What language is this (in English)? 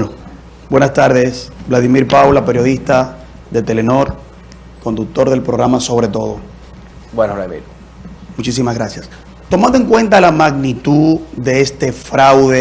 Spanish